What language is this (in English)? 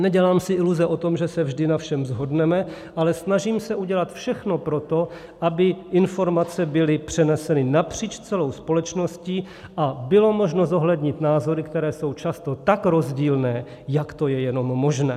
Czech